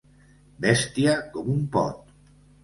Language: Catalan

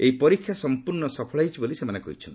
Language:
Odia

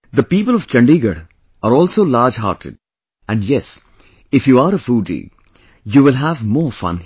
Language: English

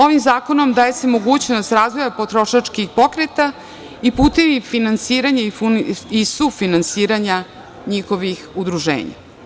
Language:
Serbian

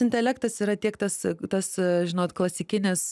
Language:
Lithuanian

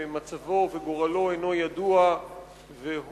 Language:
Hebrew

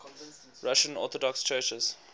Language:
English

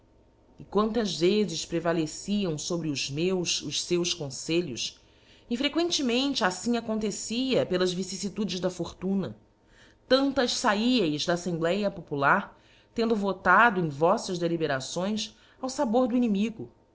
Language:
Portuguese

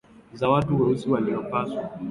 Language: Swahili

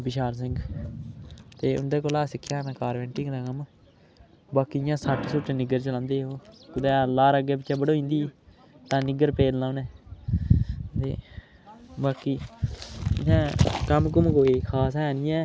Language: Dogri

